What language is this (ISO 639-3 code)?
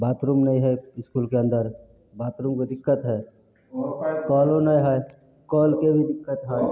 mai